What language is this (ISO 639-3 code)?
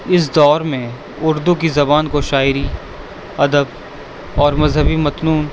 urd